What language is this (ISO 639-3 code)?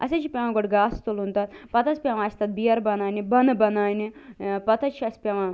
kas